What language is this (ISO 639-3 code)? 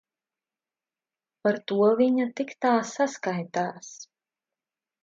lav